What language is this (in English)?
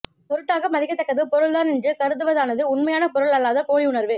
Tamil